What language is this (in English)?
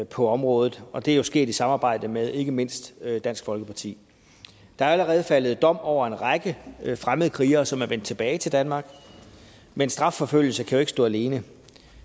Danish